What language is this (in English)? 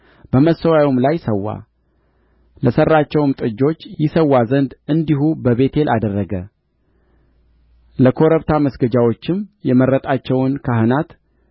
Amharic